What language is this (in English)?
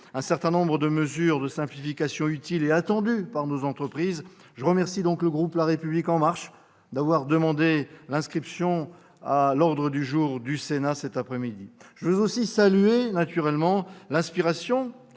French